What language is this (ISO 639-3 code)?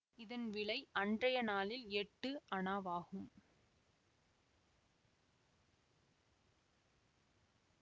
tam